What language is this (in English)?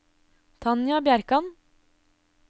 Norwegian